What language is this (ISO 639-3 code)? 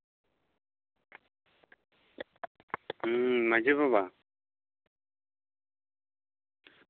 sat